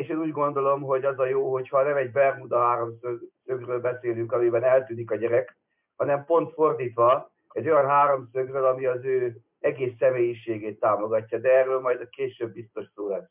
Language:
Hungarian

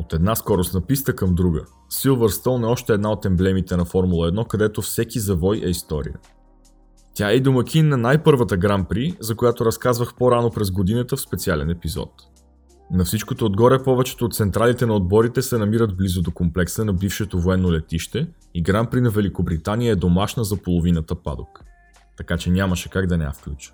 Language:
Bulgarian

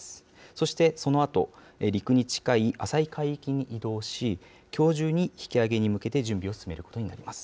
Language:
Japanese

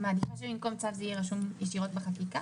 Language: Hebrew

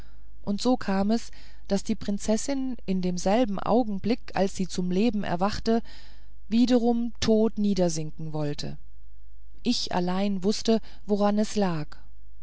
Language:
German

